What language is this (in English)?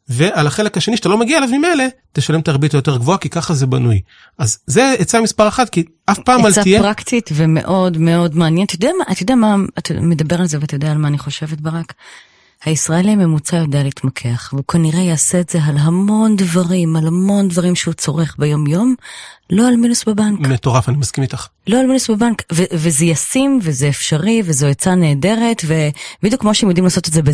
Hebrew